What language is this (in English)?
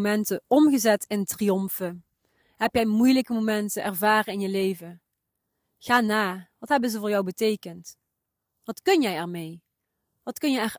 Dutch